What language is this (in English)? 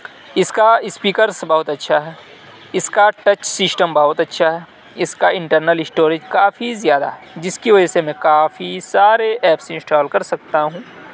Urdu